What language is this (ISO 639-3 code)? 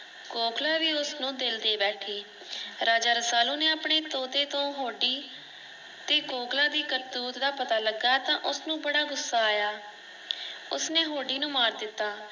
pan